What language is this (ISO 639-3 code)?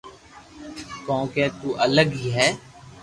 lrk